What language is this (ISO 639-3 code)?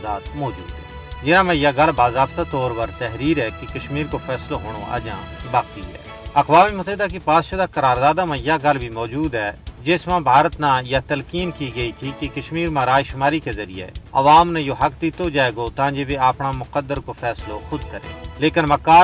urd